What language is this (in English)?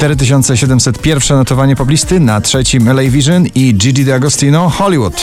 Polish